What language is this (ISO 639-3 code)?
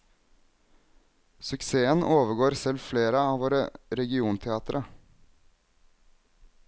nor